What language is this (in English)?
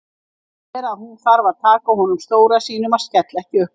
Icelandic